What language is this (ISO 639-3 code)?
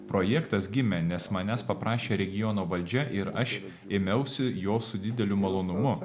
lit